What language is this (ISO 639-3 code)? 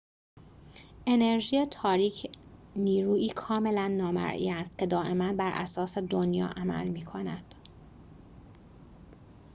fas